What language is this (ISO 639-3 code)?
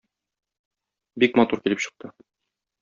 tat